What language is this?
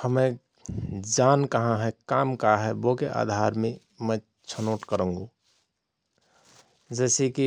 Rana Tharu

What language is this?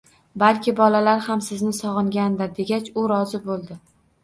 Uzbek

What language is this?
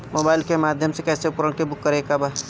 Bhojpuri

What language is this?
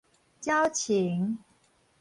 Min Nan Chinese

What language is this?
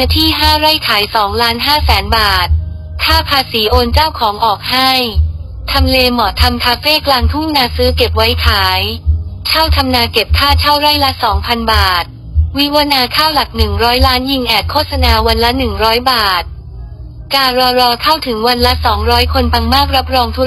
Thai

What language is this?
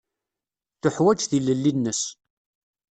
Kabyle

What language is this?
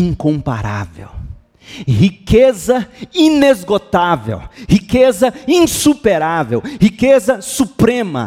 Portuguese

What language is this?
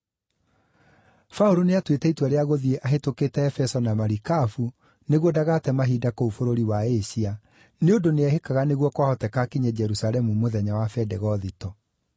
Kikuyu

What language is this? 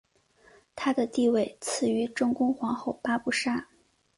Chinese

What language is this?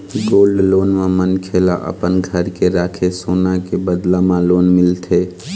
Chhattisgarhi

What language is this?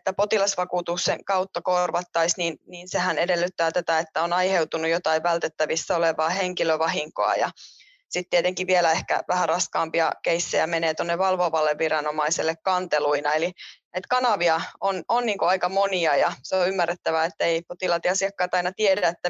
Finnish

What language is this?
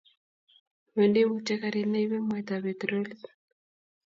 Kalenjin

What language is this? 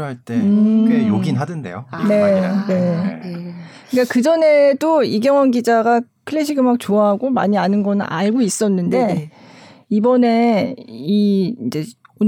Korean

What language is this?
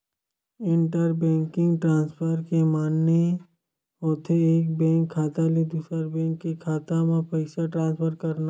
Chhattisgarhi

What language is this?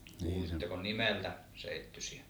Finnish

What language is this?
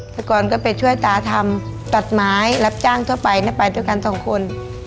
Thai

